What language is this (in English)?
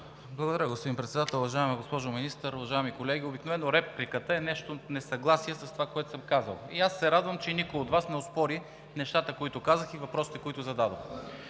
Bulgarian